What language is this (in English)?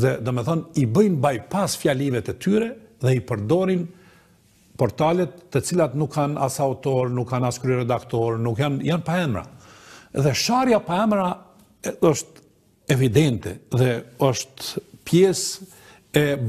Romanian